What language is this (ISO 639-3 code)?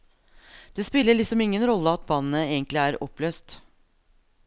nor